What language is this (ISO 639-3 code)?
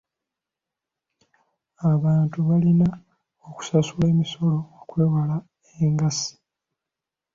lug